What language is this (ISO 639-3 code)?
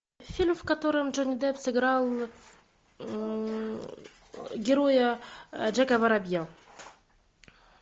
rus